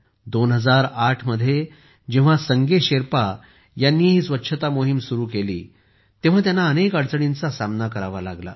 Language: Marathi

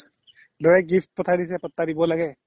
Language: Assamese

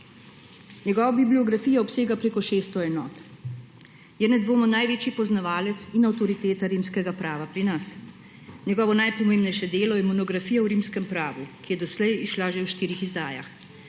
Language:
Slovenian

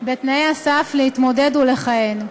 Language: Hebrew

